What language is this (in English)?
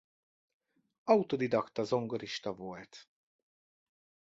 Hungarian